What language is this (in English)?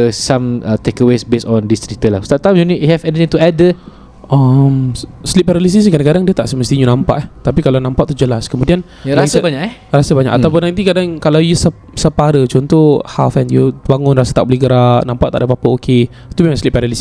Malay